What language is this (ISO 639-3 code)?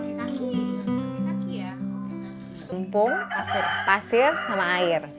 ind